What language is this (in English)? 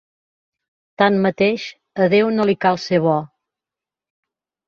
Catalan